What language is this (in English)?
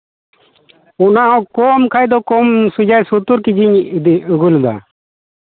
Santali